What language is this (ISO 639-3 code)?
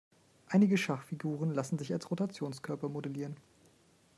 deu